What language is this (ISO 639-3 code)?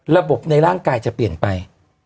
tha